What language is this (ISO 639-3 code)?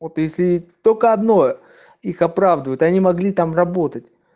rus